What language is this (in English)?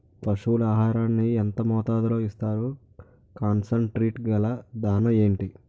Telugu